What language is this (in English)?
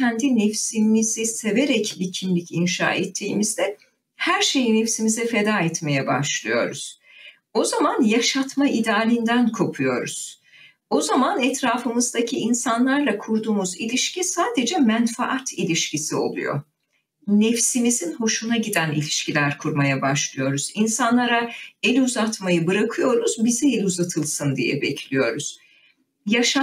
Turkish